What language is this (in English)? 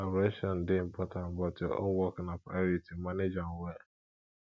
Nigerian Pidgin